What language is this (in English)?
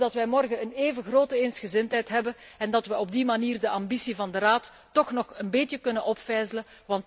Dutch